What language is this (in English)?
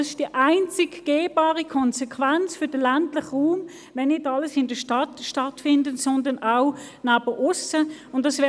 Swiss German